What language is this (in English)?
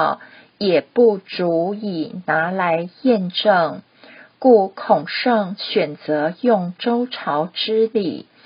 Chinese